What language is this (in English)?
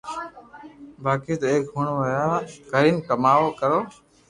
Loarki